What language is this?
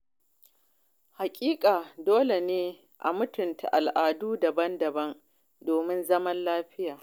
Hausa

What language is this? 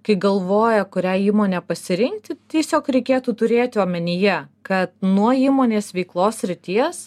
Lithuanian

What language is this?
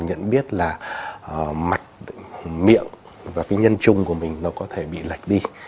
Vietnamese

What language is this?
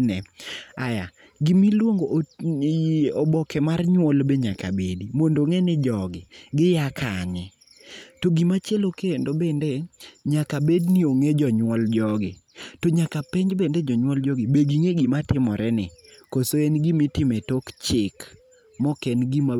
Luo (Kenya and Tanzania)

